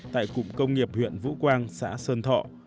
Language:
Vietnamese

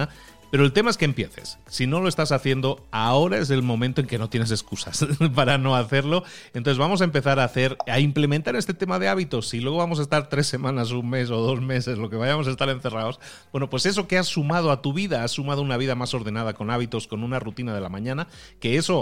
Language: Spanish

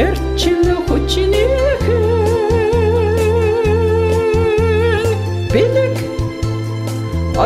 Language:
Bulgarian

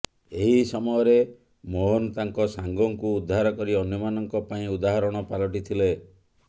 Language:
Odia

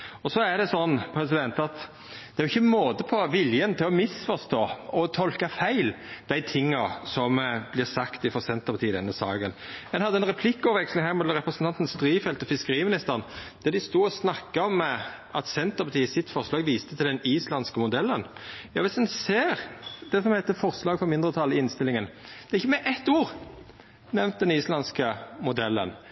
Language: Norwegian Nynorsk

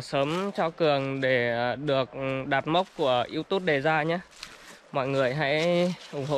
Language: Vietnamese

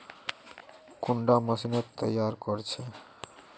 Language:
Magahi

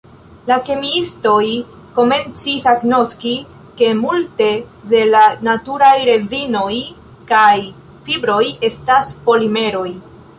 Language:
Esperanto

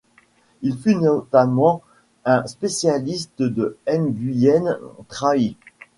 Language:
French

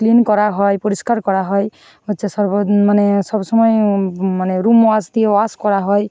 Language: Bangla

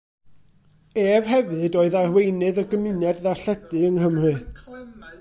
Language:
Welsh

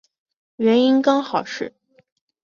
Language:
Chinese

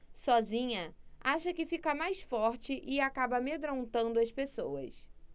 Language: Portuguese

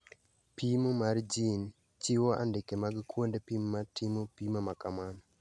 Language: Luo (Kenya and Tanzania)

